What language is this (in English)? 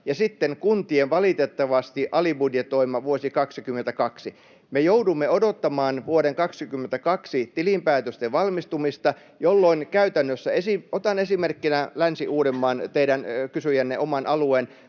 Finnish